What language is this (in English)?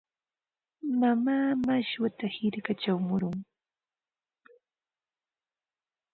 Ambo-Pasco Quechua